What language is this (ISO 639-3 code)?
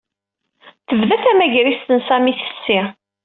kab